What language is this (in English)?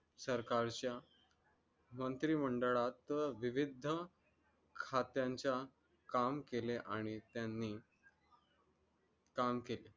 Marathi